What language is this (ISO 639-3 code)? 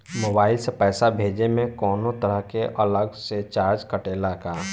bho